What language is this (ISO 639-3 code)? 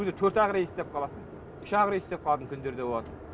kaz